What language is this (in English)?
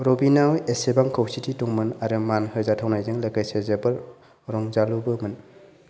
Bodo